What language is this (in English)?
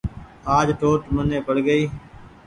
Goaria